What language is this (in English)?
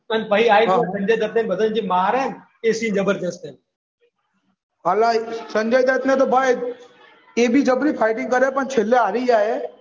Gujarati